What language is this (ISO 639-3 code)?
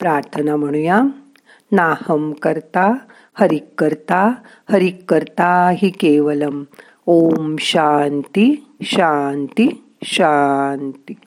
mar